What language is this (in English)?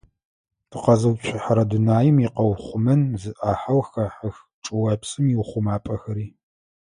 Adyghe